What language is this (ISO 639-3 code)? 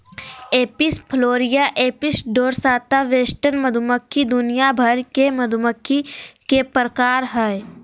mag